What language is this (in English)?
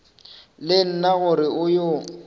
Northern Sotho